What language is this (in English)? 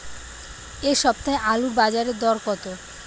Bangla